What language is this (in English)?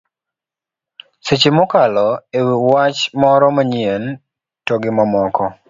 Luo (Kenya and Tanzania)